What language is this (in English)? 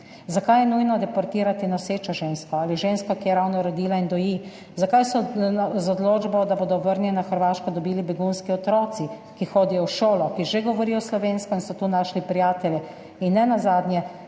Slovenian